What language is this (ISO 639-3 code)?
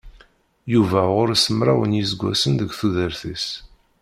kab